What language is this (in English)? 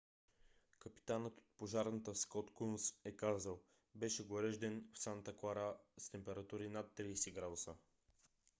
Bulgarian